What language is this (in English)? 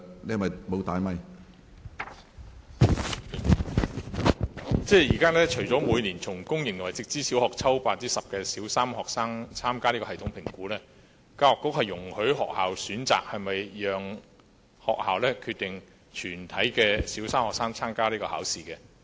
Cantonese